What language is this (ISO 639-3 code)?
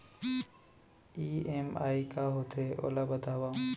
hne